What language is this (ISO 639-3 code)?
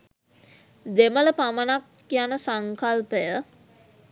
sin